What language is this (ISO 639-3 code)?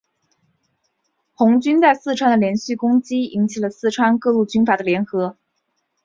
zho